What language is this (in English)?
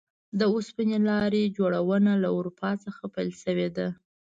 Pashto